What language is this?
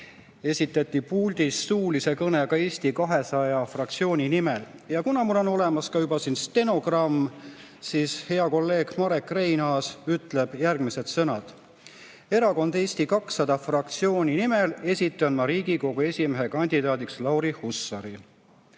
Estonian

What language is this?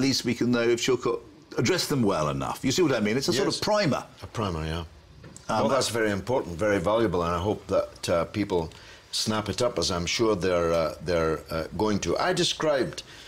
English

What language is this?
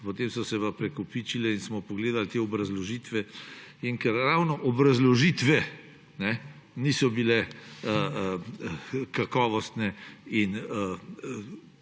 Slovenian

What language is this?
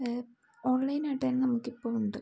Malayalam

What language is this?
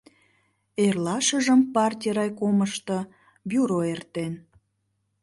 Mari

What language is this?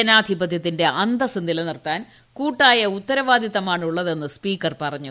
Malayalam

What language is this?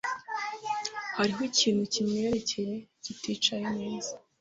Kinyarwanda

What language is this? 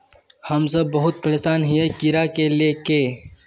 Magahi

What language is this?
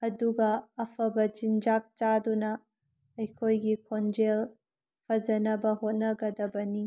Manipuri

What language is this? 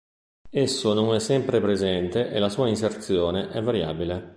Italian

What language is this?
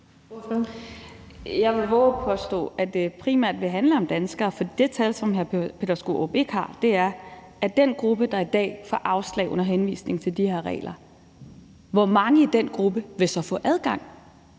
Danish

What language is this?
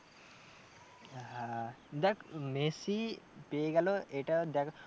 Bangla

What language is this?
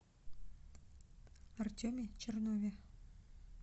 Russian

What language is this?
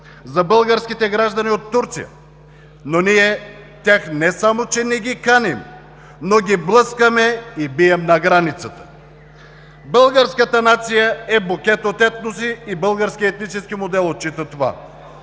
Bulgarian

